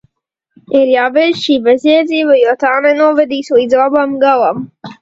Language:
Latvian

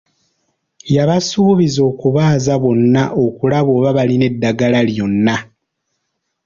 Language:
Ganda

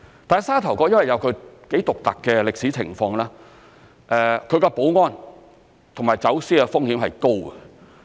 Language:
Cantonese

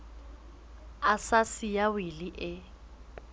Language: Southern Sotho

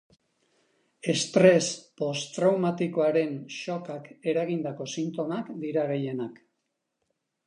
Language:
Basque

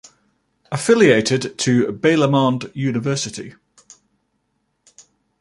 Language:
English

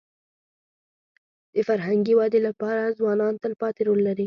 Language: Pashto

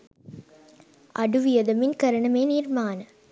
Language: Sinhala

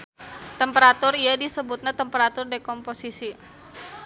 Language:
Sundanese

